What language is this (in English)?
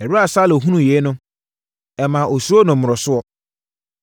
Akan